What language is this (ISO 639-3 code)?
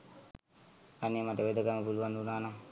sin